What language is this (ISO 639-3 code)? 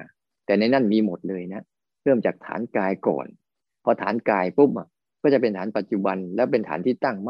tha